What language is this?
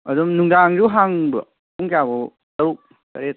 Manipuri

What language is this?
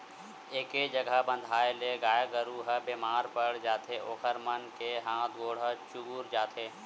Chhattisgarhi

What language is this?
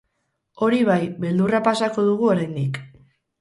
Basque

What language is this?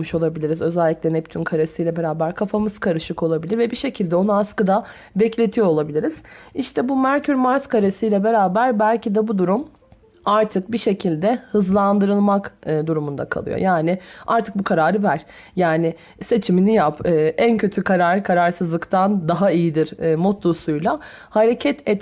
Turkish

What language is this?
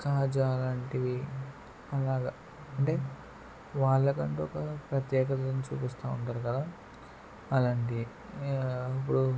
Telugu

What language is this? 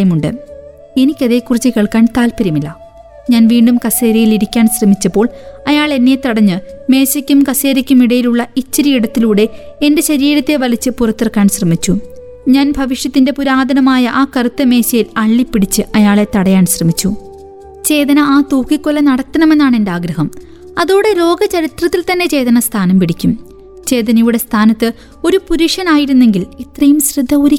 Malayalam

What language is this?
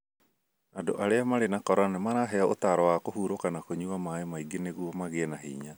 Kikuyu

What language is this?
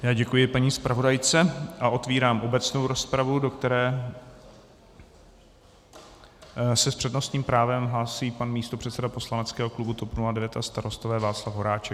Czech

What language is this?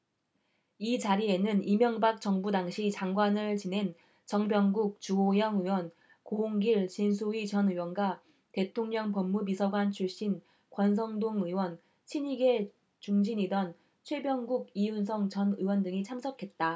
Korean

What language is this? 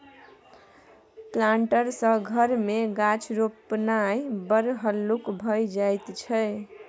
Maithili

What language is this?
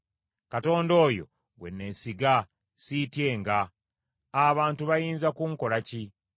Ganda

